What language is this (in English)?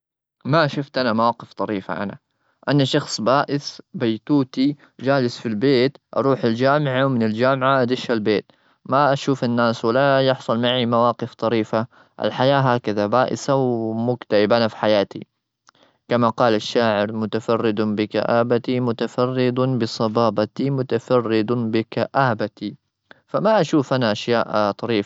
Gulf Arabic